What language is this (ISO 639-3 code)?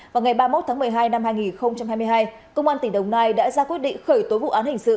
vie